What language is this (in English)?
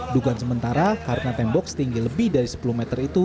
Indonesian